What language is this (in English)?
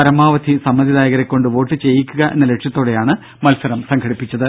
Malayalam